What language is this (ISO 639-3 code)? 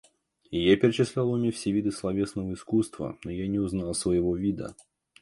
rus